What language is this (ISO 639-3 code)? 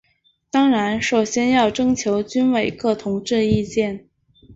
zho